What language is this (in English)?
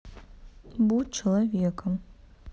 Russian